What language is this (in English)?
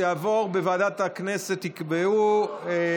Hebrew